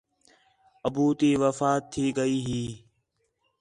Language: Khetrani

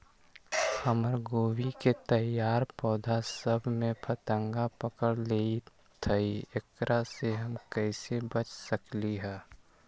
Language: Magahi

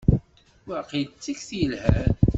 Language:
Kabyle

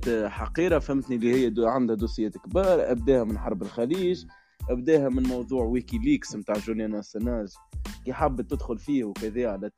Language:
Arabic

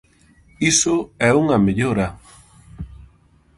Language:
Galician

